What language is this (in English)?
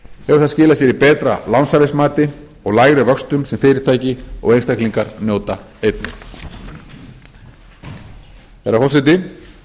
Icelandic